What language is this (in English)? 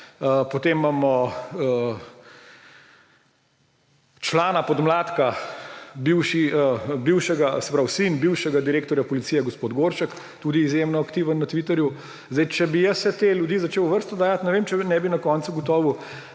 Slovenian